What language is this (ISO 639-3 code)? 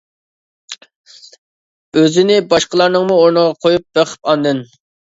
uig